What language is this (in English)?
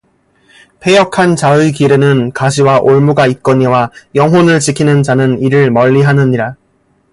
Korean